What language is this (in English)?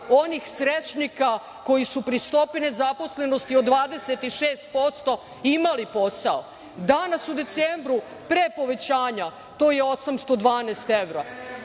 Serbian